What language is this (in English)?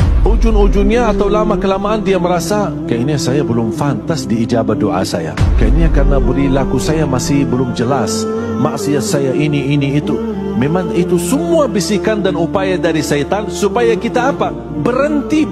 Malay